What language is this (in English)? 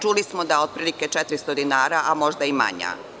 Serbian